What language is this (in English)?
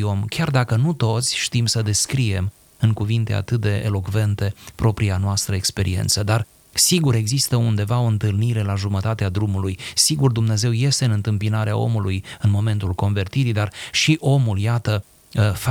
Romanian